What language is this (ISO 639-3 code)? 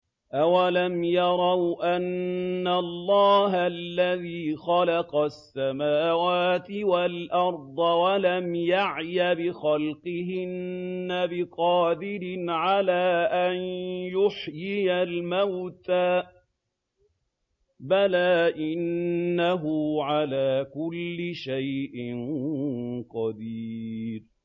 ara